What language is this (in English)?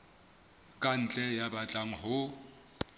Southern Sotho